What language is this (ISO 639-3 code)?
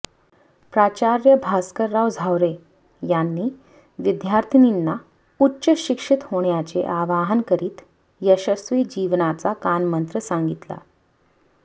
mar